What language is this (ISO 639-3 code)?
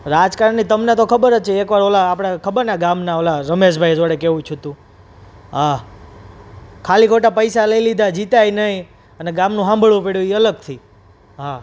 guj